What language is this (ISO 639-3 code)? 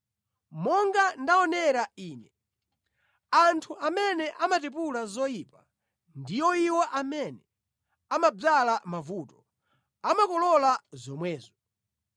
nya